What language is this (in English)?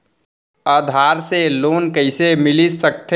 Chhattisgarhi